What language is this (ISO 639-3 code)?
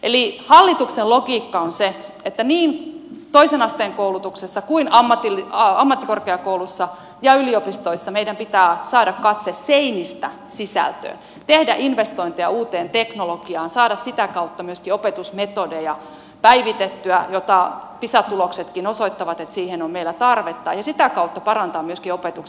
fin